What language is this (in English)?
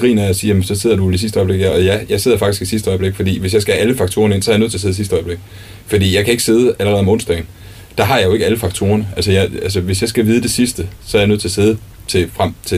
Danish